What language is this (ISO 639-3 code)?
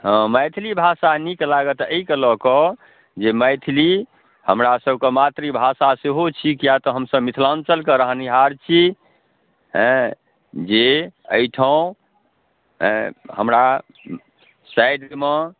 mai